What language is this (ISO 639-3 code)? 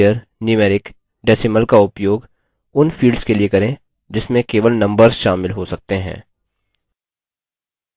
hin